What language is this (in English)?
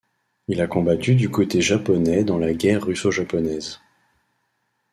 French